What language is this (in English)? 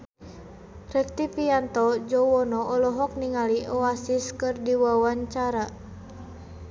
Sundanese